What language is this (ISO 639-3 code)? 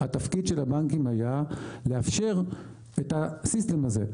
heb